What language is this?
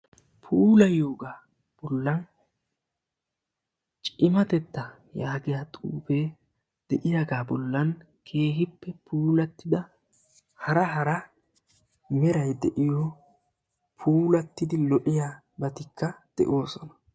Wolaytta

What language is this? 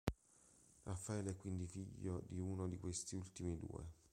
Italian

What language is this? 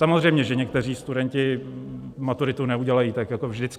Czech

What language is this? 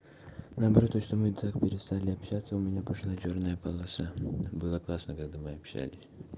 Russian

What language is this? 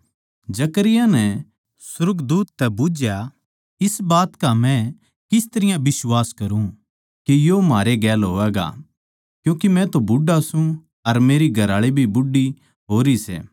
Haryanvi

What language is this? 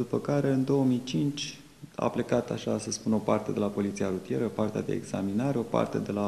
Romanian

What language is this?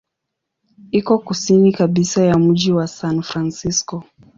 Swahili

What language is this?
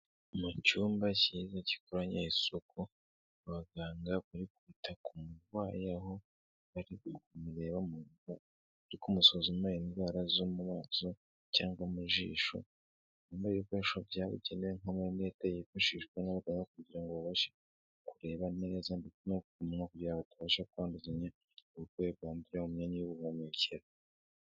Kinyarwanda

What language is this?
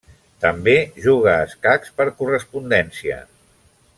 Catalan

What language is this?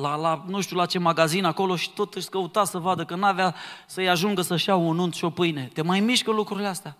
Romanian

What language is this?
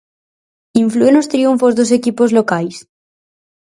Galician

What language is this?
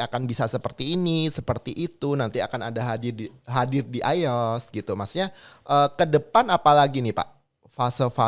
Indonesian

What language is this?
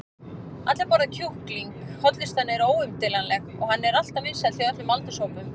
Icelandic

